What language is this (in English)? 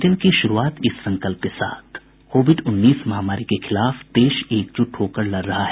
Hindi